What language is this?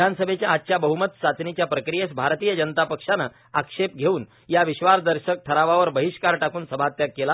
Marathi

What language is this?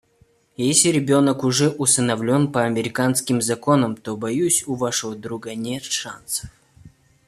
Russian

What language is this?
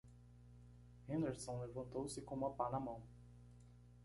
Portuguese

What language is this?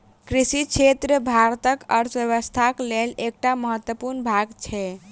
Maithili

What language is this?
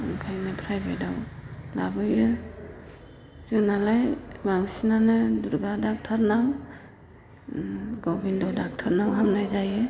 Bodo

